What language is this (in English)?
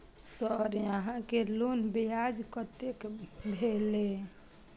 Maithili